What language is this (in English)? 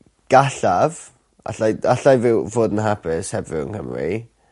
Welsh